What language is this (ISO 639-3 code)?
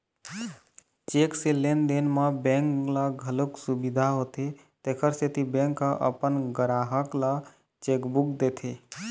hne